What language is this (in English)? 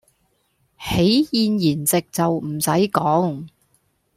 Cantonese